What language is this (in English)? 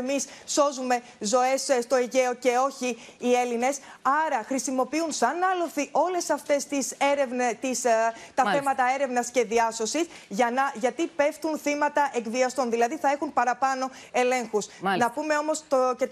Greek